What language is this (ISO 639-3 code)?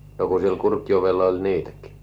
fin